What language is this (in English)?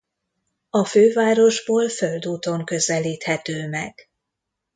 Hungarian